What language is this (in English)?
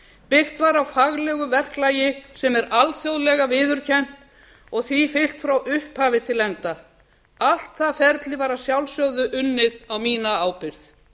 Icelandic